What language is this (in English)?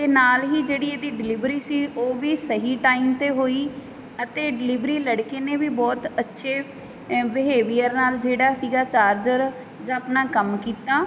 Punjabi